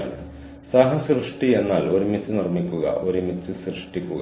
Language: Malayalam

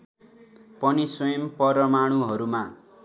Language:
Nepali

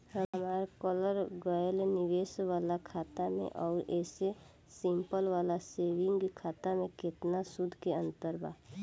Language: Bhojpuri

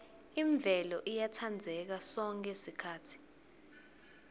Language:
Swati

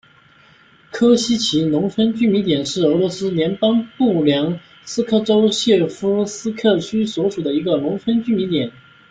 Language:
Chinese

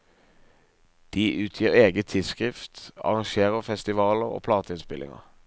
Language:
Norwegian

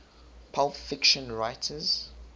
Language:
English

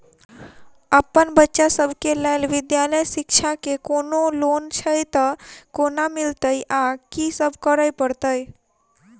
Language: Maithili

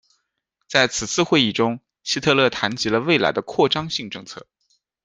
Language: Chinese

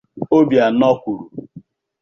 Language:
Igbo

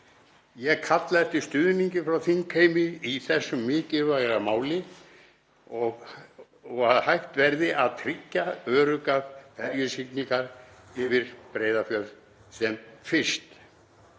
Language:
Icelandic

